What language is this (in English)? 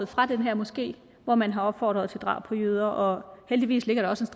Danish